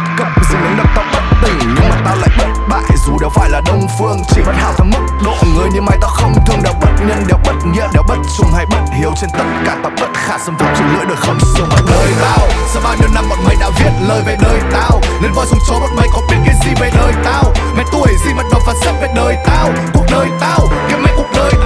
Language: Vietnamese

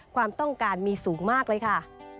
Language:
Thai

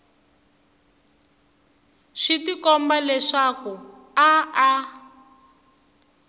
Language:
Tsonga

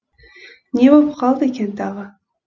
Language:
Kazakh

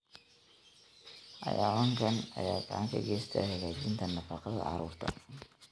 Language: Somali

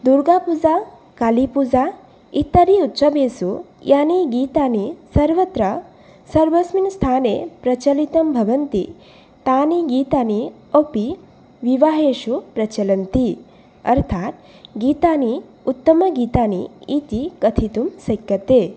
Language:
Sanskrit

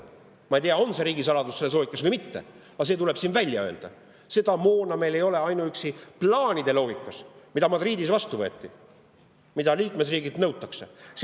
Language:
Estonian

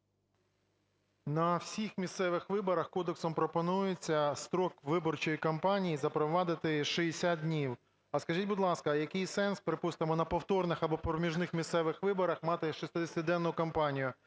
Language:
Ukrainian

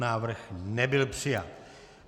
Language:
Czech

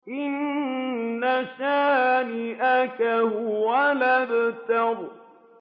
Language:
Arabic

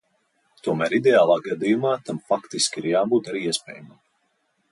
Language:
Latvian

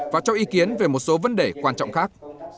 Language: Vietnamese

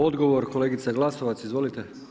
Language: Croatian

